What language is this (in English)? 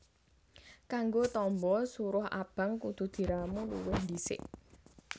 Javanese